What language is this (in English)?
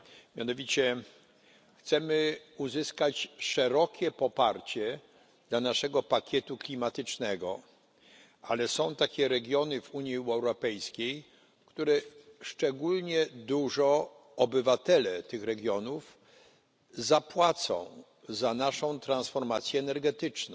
Polish